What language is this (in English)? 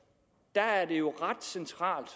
Danish